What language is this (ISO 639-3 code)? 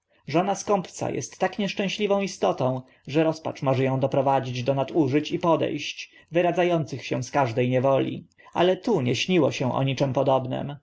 pol